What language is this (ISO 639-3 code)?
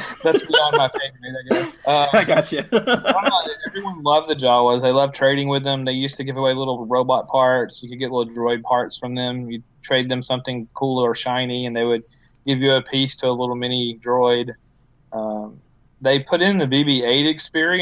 eng